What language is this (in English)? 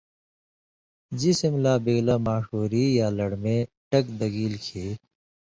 Indus Kohistani